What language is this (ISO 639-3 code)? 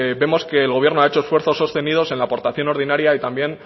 spa